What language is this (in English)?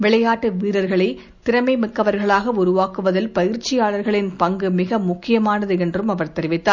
Tamil